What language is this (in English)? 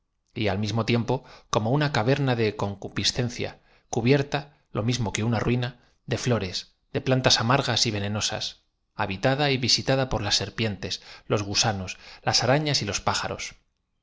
Spanish